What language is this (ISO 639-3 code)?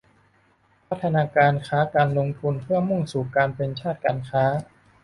tha